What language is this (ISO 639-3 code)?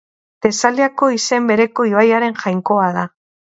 eus